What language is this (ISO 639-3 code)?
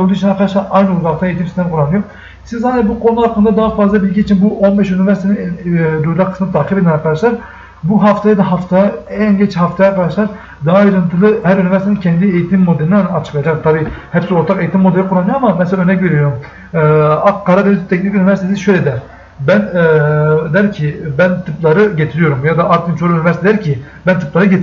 tur